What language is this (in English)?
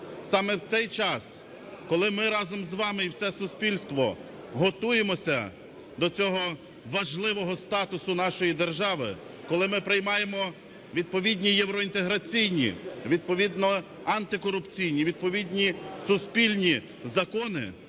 Ukrainian